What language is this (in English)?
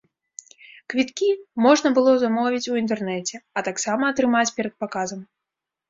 Belarusian